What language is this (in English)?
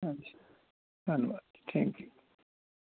Punjabi